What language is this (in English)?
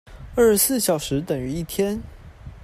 Chinese